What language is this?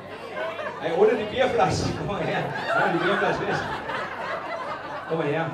German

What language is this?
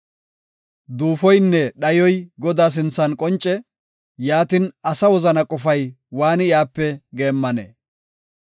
Gofa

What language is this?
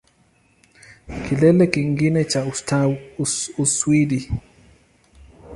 Swahili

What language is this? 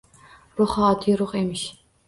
Uzbek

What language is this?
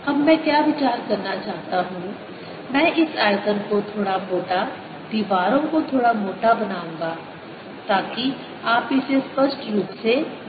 Hindi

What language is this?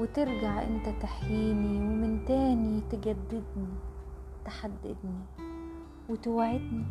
Arabic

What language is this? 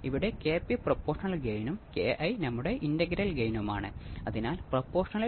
Malayalam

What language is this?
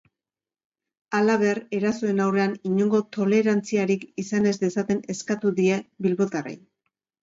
Basque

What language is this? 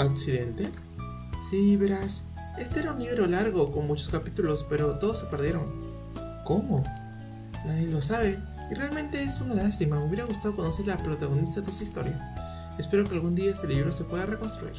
Spanish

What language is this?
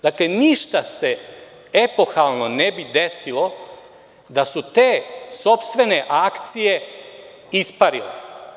Serbian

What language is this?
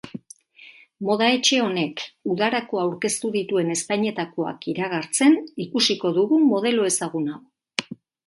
Basque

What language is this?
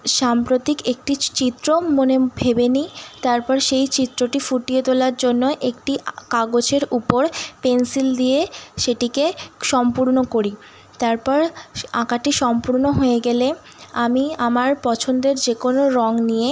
Bangla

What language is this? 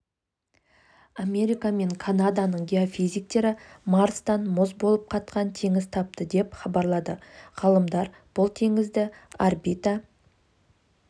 Kazakh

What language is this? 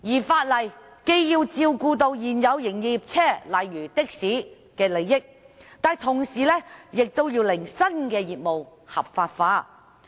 Cantonese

